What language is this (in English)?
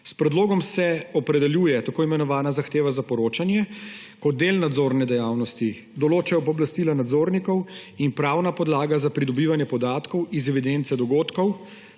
Slovenian